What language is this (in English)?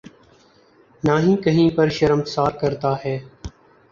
Urdu